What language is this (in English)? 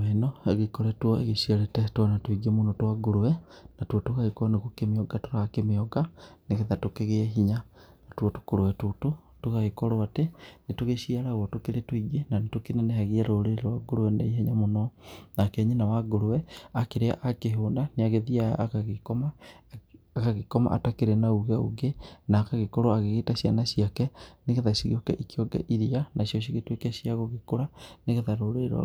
Kikuyu